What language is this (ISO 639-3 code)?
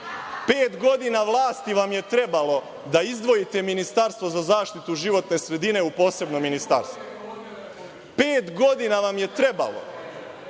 srp